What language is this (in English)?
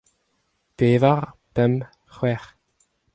Breton